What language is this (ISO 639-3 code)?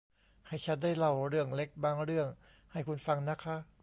tha